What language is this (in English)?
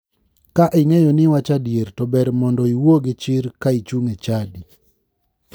Luo (Kenya and Tanzania)